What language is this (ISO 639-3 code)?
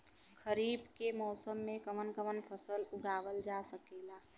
bho